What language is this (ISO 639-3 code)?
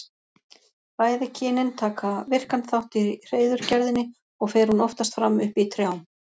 isl